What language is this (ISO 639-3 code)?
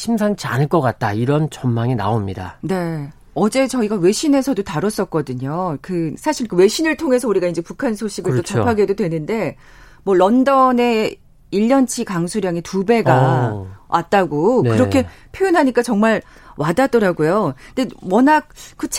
kor